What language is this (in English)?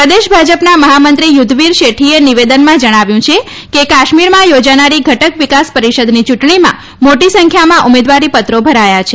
Gujarati